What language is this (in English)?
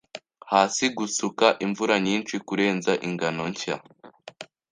Kinyarwanda